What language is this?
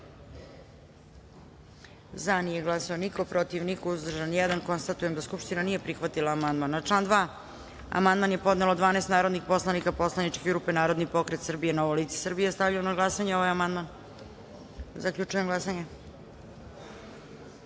Serbian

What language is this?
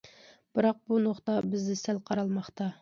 Uyghur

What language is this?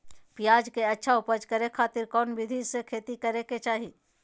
Magahi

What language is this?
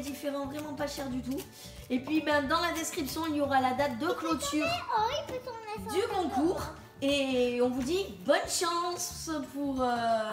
French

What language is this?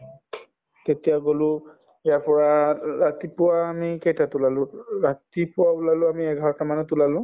Assamese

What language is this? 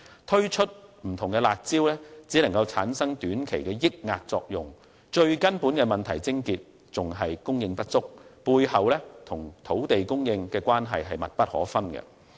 Cantonese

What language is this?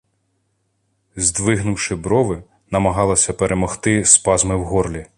Ukrainian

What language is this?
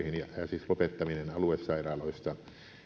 Finnish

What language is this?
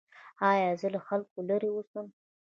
Pashto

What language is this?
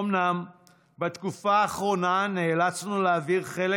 Hebrew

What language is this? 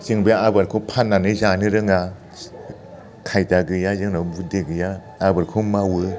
Bodo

